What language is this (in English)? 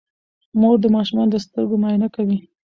Pashto